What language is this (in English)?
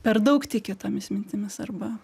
Lithuanian